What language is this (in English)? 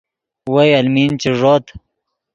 Yidgha